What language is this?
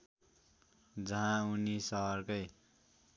Nepali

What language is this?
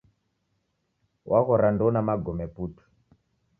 Taita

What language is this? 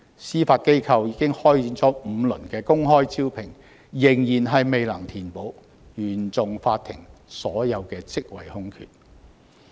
Cantonese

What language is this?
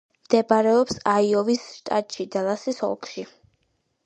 Georgian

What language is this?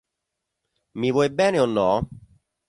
Italian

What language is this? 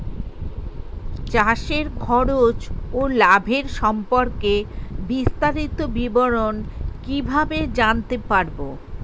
Bangla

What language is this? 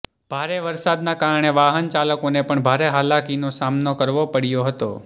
Gujarati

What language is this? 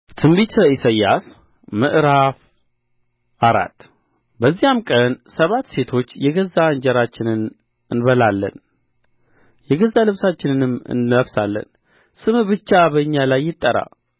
Amharic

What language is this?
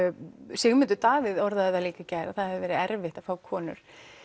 Icelandic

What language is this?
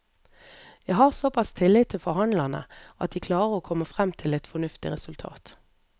Norwegian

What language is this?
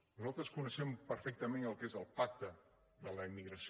Catalan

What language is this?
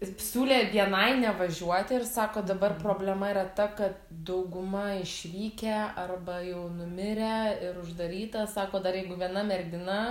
Lithuanian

